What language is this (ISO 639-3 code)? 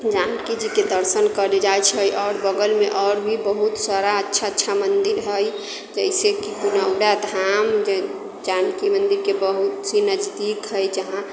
mai